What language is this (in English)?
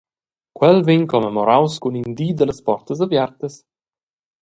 Romansh